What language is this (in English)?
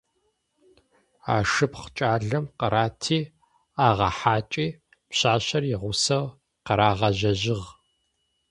Adyghe